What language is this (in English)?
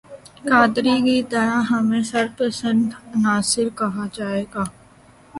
Urdu